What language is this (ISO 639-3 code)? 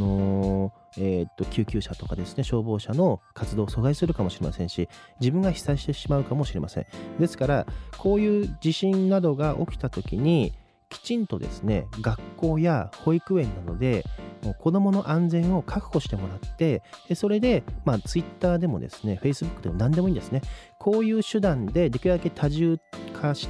jpn